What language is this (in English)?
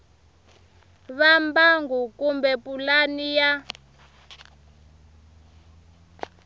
Tsonga